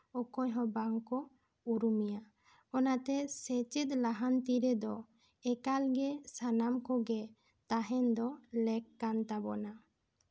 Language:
Santali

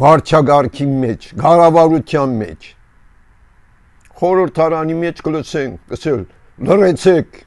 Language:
Turkish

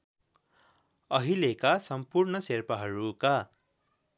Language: Nepali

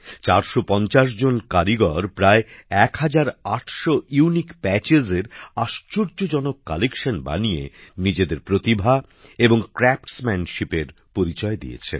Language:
Bangla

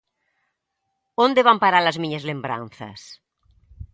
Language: Galician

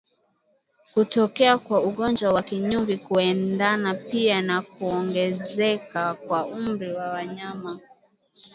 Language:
Swahili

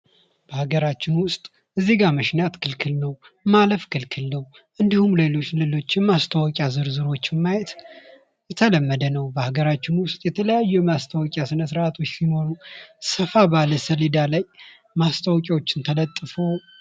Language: Amharic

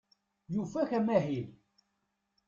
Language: Kabyle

